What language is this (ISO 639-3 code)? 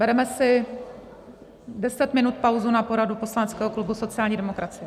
ces